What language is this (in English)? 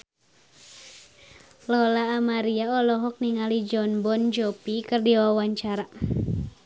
Sundanese